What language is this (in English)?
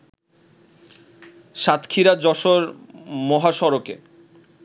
Bangla